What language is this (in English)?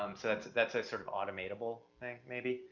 English